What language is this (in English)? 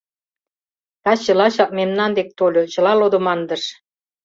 Mari